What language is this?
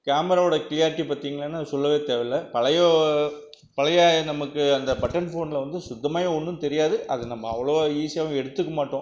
Tamil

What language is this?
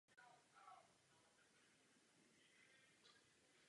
Czech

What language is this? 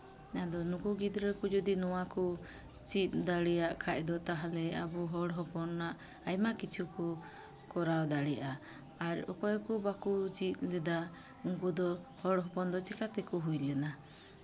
Santali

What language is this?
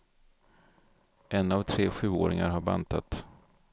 Swedish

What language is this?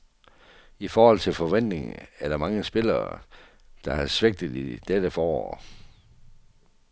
Danish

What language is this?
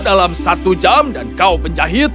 Indonesian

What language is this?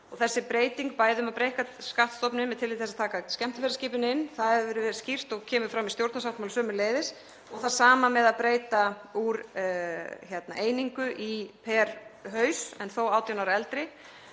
Icelandic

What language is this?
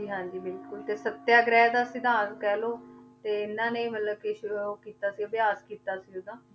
Punjabi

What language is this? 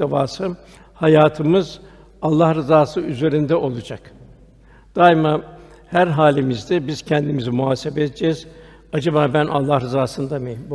Turkish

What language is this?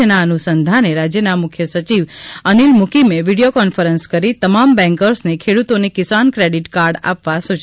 Gujarati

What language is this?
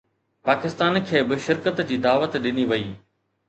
Sindhi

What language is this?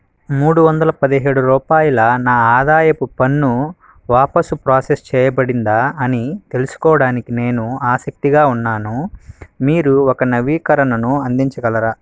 Telugu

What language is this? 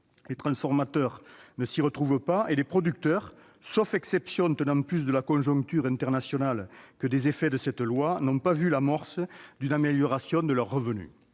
French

